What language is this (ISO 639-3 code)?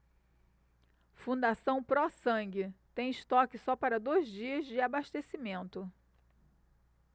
por